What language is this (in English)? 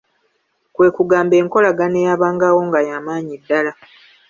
Ganda